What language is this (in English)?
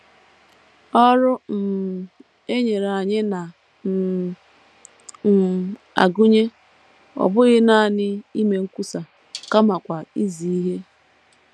Igbo